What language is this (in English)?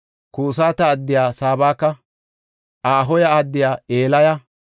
Gofa